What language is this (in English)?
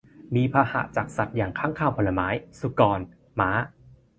Thai